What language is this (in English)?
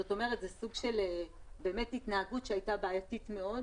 Hebrew